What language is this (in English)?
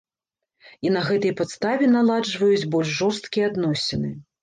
Belarusian